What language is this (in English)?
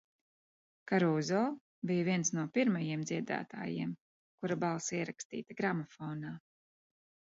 Latvian